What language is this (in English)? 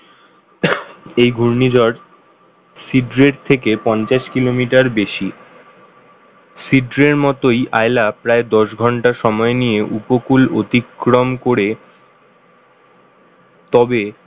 Bangla